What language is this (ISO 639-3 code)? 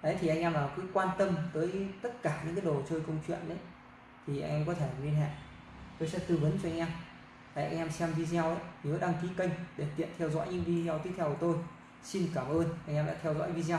vie